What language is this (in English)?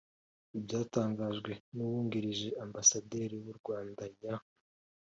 Kinyarwanda